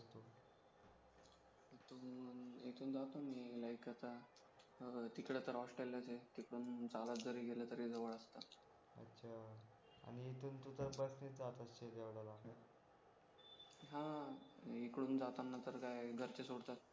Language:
Marathi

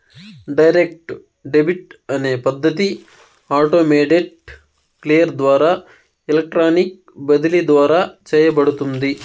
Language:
Telugu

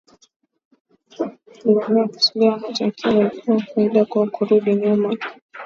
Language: Swahili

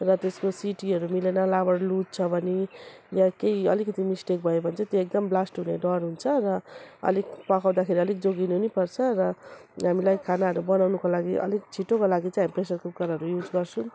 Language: Nepali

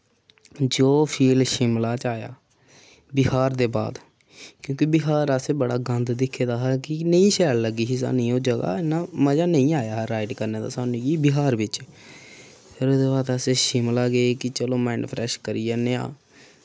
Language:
Dogri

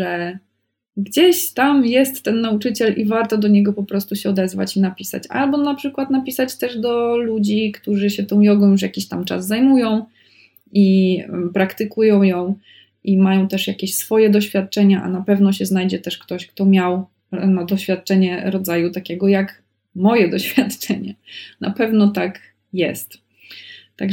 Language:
Polish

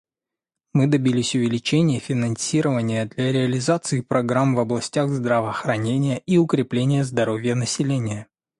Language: Russian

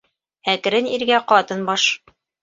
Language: Bashkir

